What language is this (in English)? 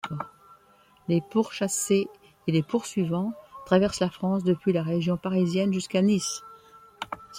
French